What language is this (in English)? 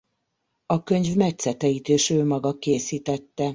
Hungarian